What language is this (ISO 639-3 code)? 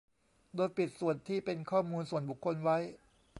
tha